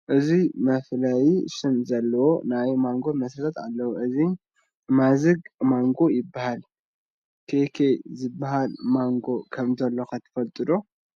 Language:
Tigrinya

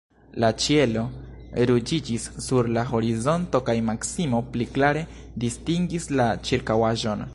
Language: Esperanto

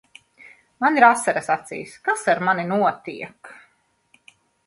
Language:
Latvian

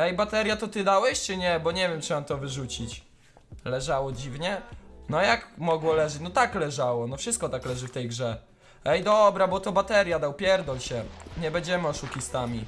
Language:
Polish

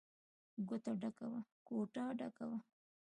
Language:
Pashto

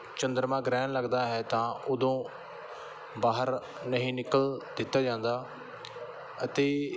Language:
Punjabi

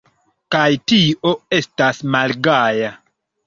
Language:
Esperanto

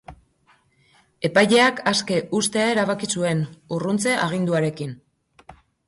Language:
Basque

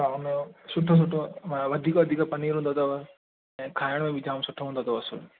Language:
Sindhi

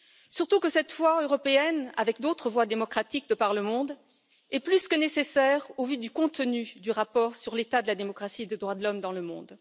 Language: French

